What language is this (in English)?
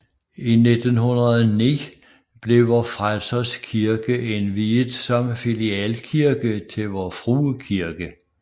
Danish